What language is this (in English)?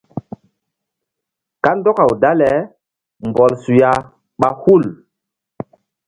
Mbum